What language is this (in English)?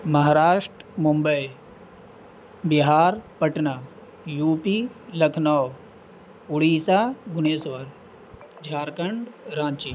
Urdu